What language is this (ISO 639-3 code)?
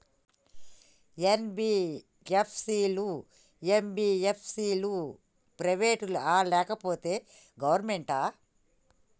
tel